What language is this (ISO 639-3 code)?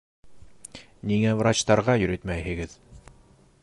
bak